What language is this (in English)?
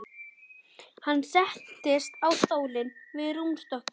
Icelandic